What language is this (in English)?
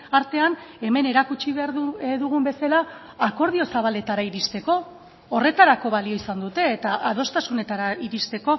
Basque